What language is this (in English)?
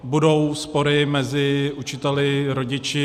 Czech